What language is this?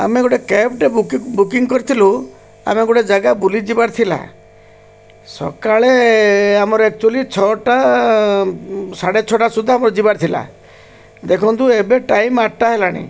Odia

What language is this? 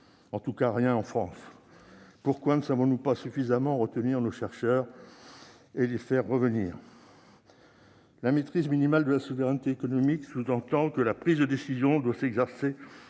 French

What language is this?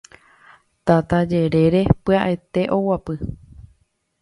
Guarani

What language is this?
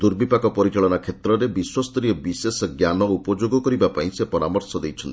Odia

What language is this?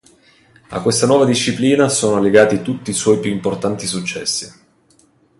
Italian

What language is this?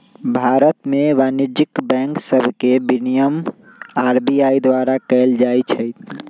Magahi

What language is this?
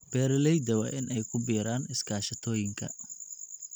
Somali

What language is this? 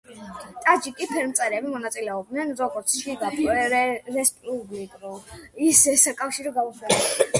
Georgian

